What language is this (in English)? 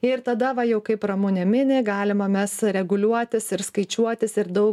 Lithuanian